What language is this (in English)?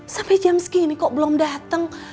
Indonesian